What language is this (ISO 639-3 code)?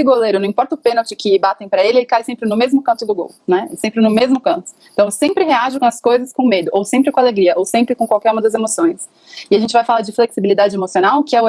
por